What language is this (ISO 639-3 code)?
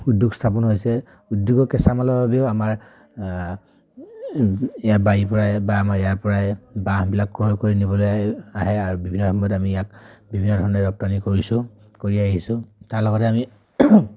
asm